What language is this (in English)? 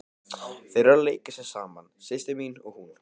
Icelandic